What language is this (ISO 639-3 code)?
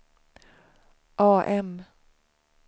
swe